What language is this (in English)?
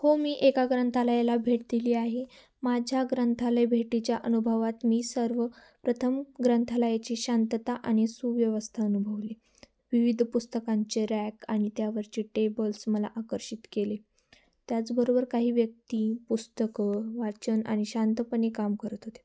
Marathi